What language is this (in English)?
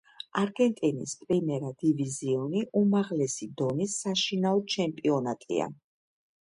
Georgian